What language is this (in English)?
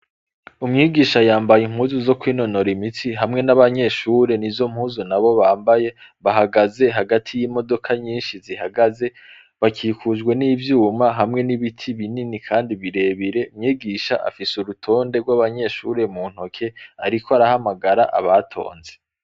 Rundi